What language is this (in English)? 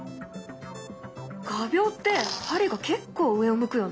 Japanese